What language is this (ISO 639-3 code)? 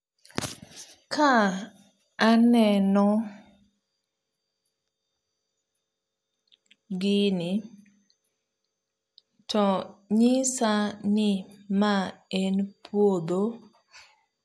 luo